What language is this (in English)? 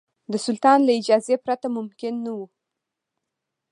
Pashto